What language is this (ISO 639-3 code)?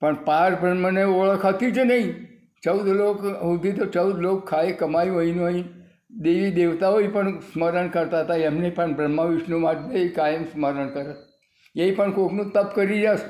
guj